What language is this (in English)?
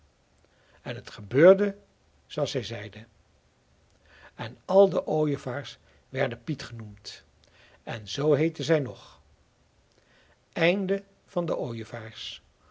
Dutch